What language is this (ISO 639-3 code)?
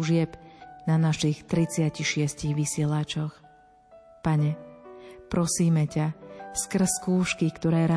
slk